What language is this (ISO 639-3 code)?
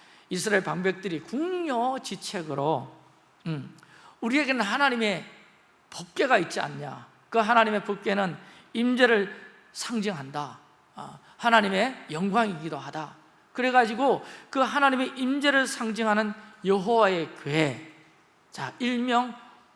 kor